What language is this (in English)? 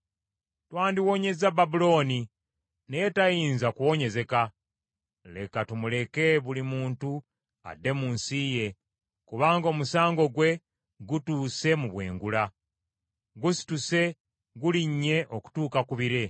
Ganda